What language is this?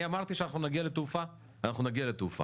Hebrew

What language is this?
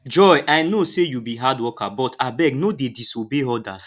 Nigerian Pidgin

